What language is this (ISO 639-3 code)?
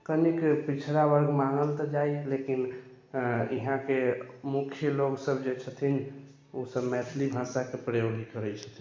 mai